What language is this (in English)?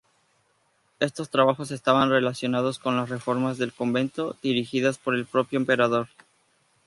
Spanish